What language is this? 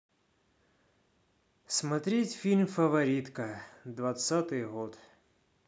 Russian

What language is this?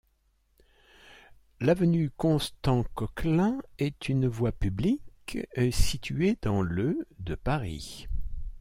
French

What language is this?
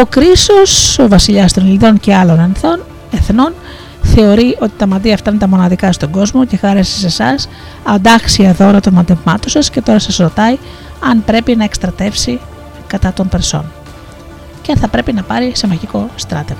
Greek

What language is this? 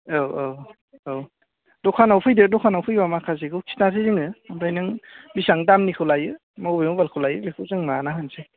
Bodo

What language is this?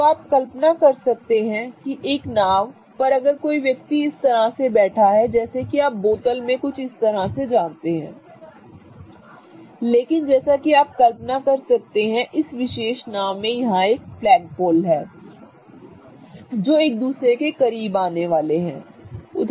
Hindi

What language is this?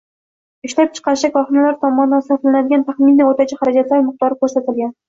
Uzbek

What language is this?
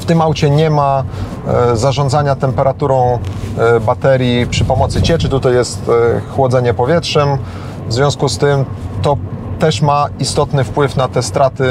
Polish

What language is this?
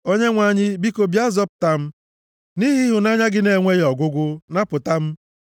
Igbo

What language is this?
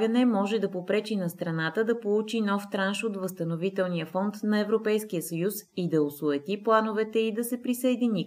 Bulgarian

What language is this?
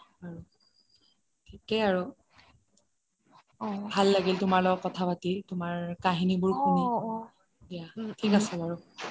Assamese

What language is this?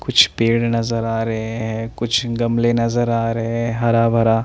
Hindi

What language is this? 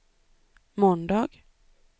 Swedish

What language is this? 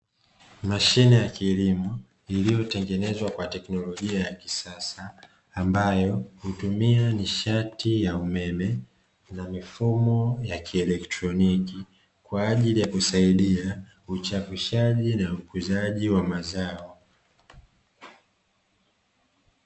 Swahili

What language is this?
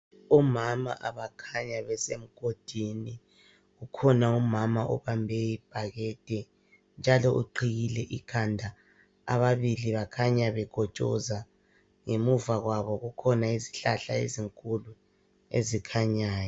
North Ndebele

